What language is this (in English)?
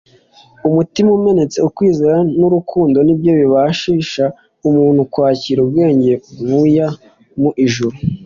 Kinyarwanda